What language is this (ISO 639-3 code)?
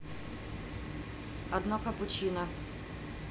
rus